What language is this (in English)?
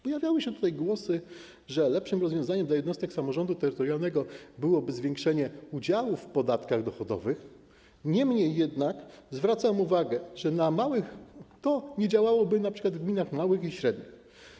Polish